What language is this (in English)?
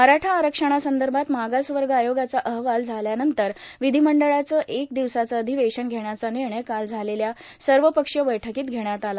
Marathi